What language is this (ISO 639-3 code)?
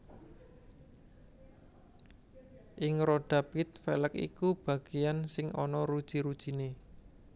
jav